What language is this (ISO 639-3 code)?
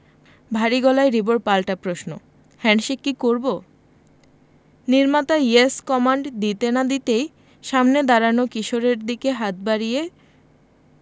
ben